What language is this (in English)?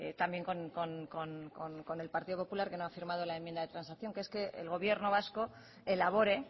Spanish